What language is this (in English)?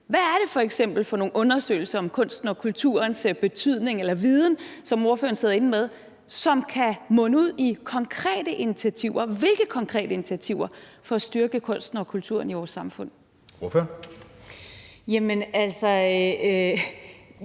Danish